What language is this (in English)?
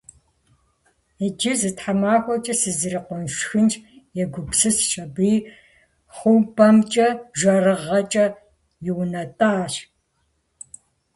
Kabardian